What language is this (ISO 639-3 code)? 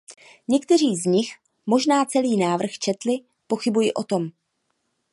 ces